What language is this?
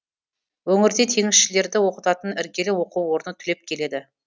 Kazakh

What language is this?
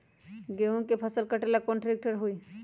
Magahi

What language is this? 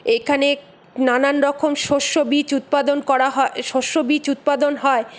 Bangla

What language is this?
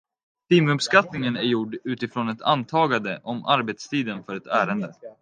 Swedish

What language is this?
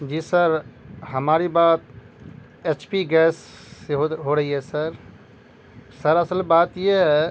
Urdu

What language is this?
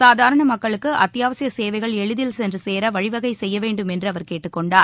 Tamil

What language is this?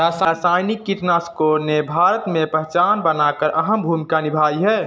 Hindi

